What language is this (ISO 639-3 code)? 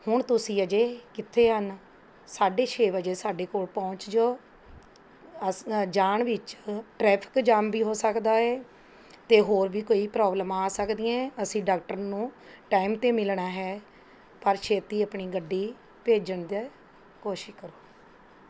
pan